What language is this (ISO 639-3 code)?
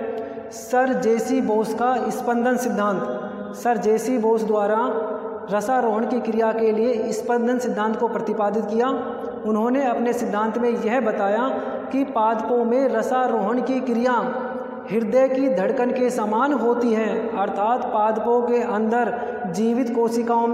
hin